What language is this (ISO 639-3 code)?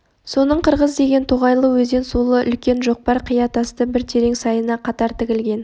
kaz